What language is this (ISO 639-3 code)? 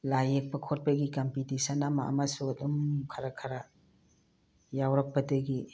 mni